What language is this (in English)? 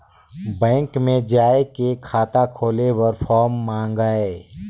Chhattisgarhi